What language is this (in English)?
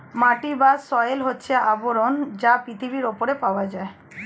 Bangla